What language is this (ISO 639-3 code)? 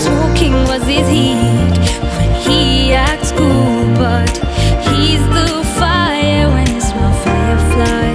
eng